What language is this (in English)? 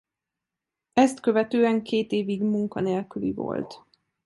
Hungarian